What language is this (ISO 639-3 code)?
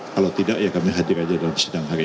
ind